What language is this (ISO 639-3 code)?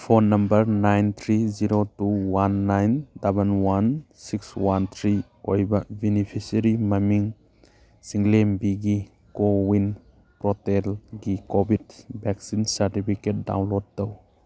mni